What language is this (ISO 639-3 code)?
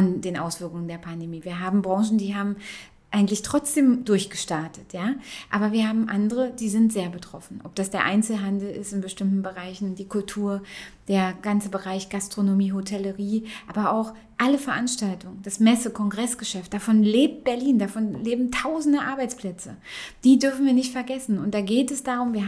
deu